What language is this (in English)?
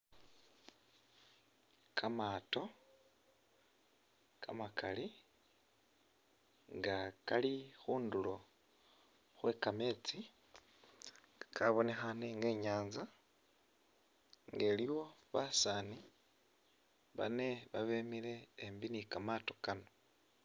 Masaaba